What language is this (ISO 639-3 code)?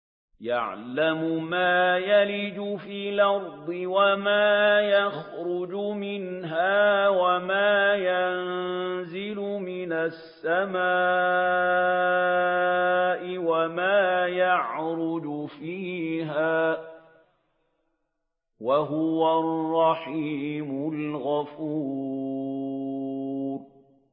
ara